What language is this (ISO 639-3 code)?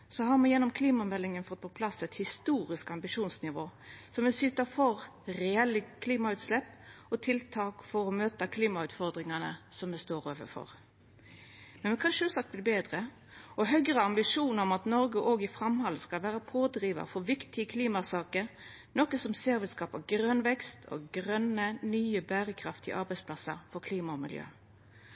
nno